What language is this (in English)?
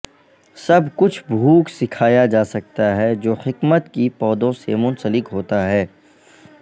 Urdu